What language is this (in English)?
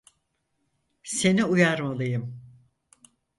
Turkish